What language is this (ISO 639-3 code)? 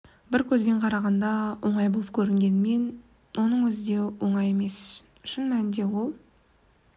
kaz